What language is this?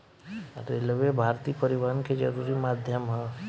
Bhojpuri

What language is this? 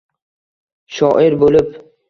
Uzbek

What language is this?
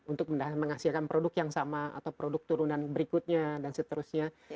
Indonesian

